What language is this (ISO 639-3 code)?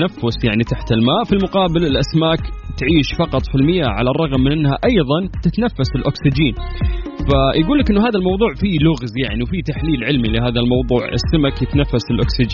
ara